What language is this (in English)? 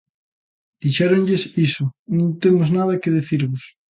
Galician